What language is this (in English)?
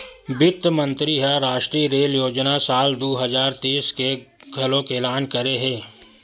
Chhattisgarhi